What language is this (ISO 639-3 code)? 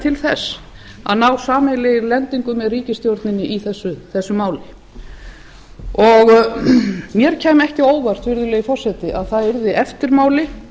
isl